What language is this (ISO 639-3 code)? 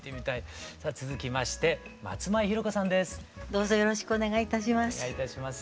jpn